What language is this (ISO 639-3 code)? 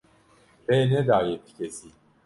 kur